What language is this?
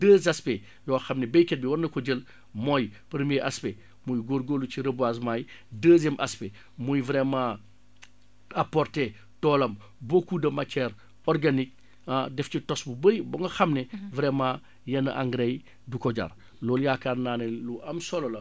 Wolof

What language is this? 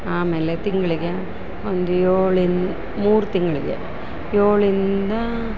Kannada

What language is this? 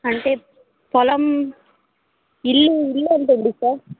Telugu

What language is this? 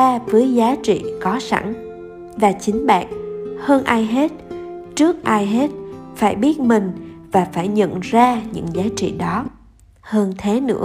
Vietnamese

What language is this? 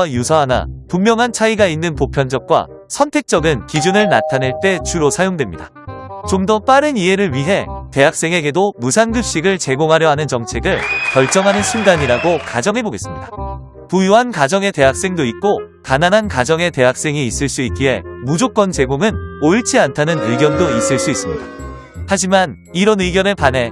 Korean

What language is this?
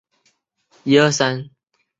Chinese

